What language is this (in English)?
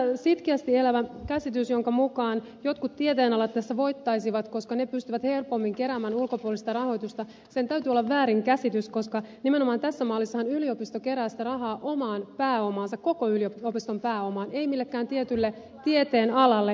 Finnish